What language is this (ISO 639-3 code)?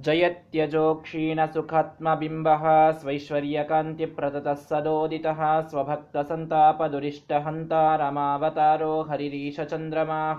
kan